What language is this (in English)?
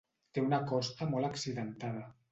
Catalan